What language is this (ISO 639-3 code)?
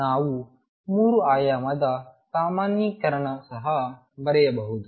kan